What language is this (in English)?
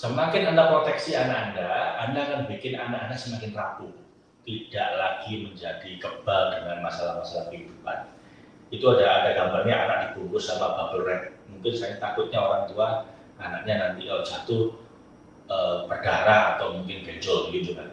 Indonesian